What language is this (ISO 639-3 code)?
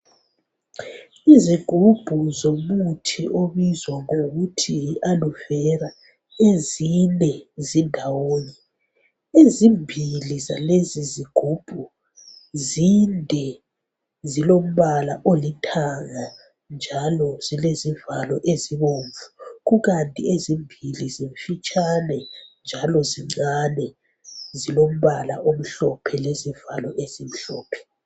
nde